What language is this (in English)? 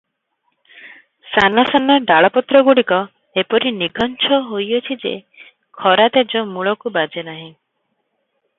Odia